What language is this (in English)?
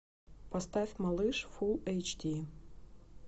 Russian